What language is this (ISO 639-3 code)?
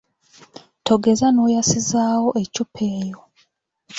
lug